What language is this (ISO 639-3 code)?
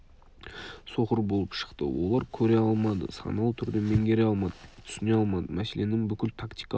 kaz